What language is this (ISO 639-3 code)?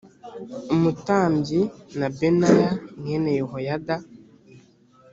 kin